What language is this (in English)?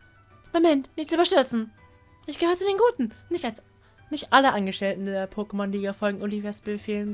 German